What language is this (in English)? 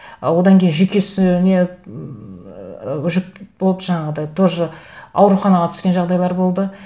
Kazakh